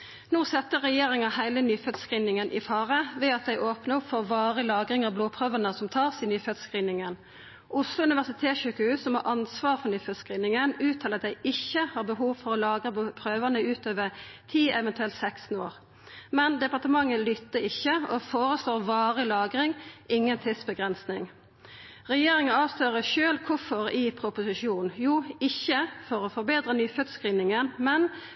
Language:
Norwegian Nynorsk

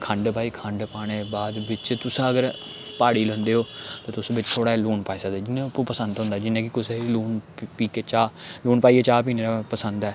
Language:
Dogri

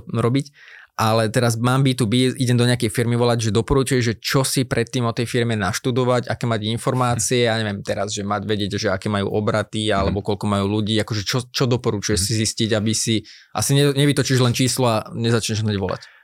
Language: Slovak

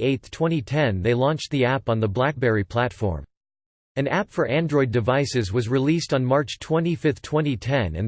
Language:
English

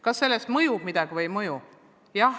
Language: Estonian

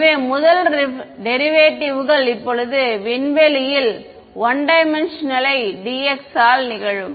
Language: Tamil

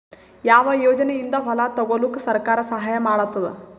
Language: Kannada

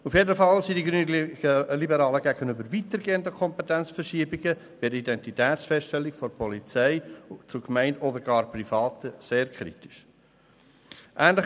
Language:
Swiss German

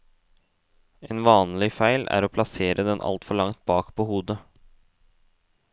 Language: Norwegian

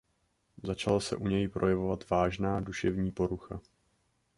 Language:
Czech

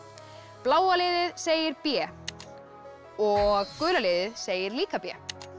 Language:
Icelandic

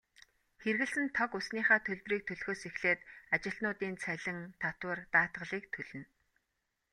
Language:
Mongolian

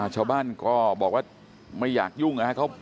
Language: Thai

